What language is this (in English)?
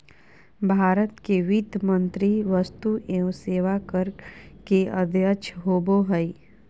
Magahi